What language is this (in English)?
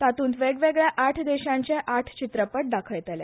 Konkani